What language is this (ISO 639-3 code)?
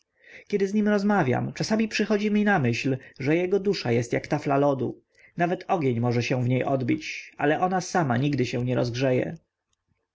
pol